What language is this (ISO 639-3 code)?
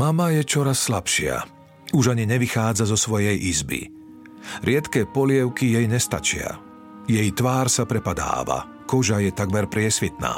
slk